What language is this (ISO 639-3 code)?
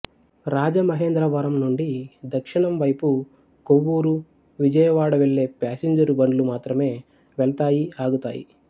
tel